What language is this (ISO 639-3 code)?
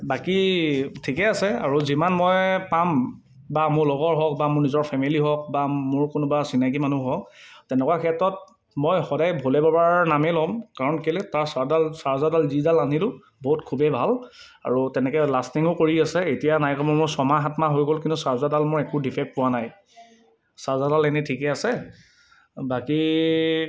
asm